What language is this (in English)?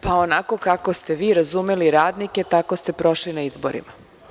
Serbian